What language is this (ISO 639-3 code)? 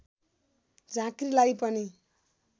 nep